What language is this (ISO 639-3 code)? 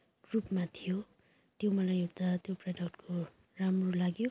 nep